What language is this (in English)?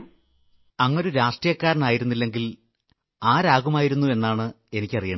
Malayalam